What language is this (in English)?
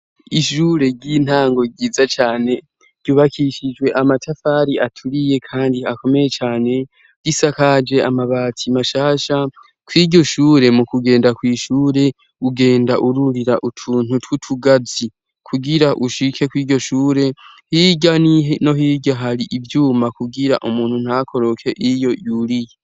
Rundi